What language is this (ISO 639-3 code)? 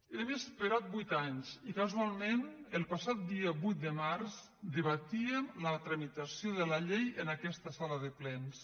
cat